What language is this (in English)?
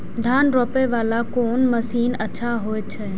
Maithili